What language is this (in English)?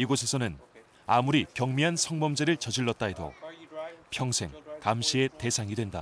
Korean